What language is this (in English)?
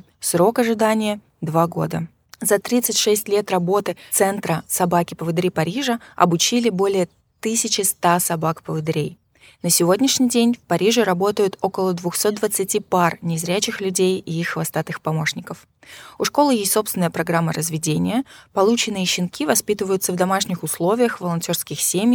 Russian